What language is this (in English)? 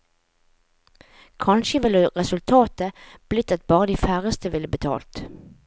Norwegian